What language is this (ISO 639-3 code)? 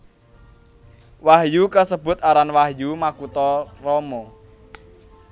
jav